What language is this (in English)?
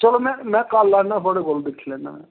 Dogri